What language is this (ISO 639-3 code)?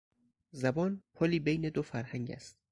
fas